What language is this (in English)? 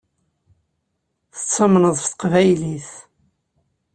Kabyle